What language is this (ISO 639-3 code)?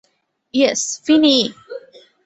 ben